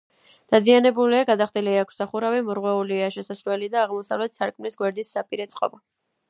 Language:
Georgian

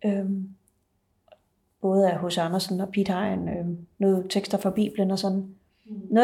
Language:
Danish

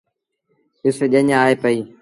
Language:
Sindhi Bhil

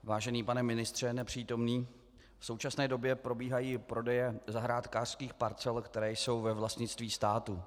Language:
Czech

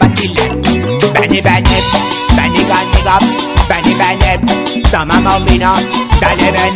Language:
Turkish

